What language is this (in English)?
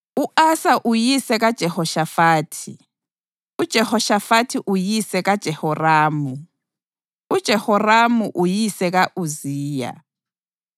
North Ndebele